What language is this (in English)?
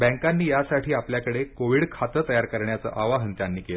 Marathi